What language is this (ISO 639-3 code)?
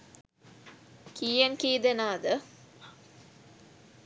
sin